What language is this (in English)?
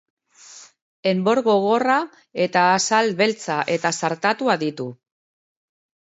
Basque